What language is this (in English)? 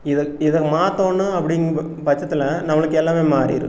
Tamil